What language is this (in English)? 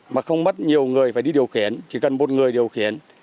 Vietnamese